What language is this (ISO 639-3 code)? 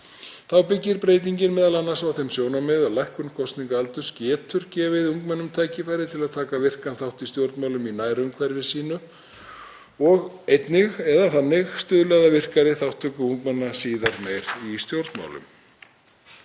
isl